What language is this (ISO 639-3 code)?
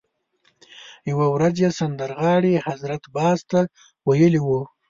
pus